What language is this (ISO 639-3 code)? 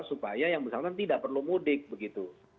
ind